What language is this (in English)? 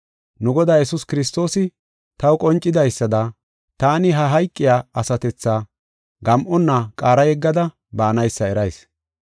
Gofa